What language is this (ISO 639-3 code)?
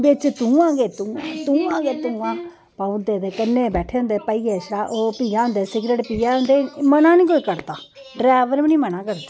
doi